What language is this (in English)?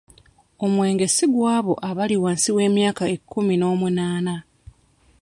Ganda